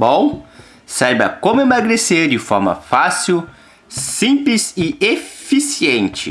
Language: Portuguese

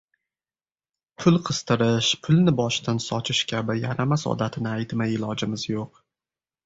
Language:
Uzbek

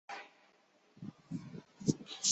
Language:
Chinese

